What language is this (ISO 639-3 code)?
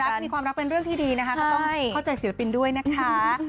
tha